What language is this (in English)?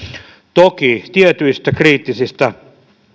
Finnish